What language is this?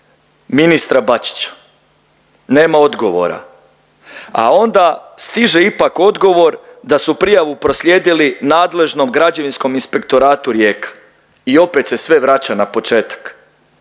Croatian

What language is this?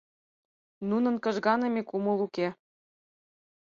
Mari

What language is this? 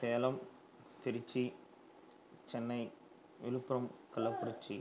Tamil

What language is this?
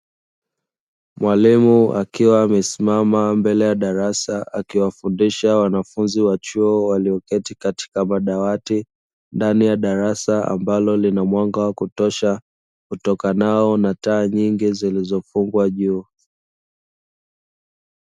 Swahili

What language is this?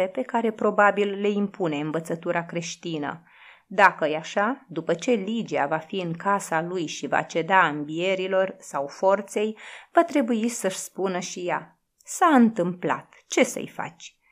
Romanian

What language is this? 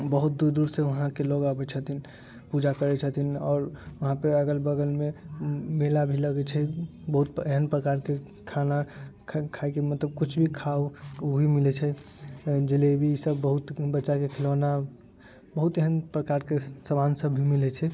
Maithili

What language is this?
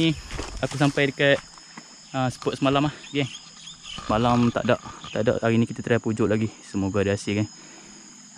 Malay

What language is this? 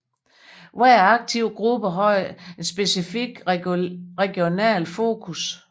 Danish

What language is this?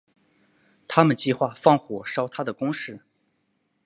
Chinese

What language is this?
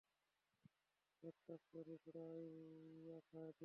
Bangla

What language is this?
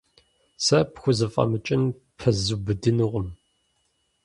Kabardian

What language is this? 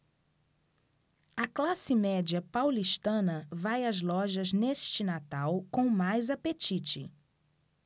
Portuguese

